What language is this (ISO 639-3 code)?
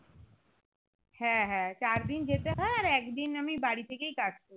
ben